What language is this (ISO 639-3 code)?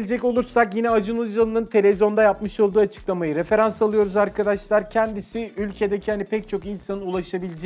tur